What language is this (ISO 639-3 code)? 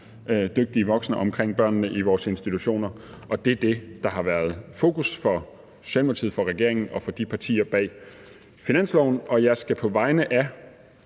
dan